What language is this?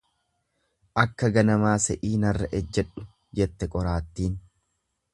Oromo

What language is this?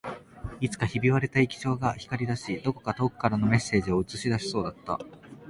Japanese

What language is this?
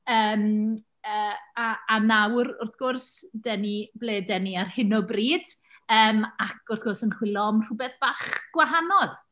Welsh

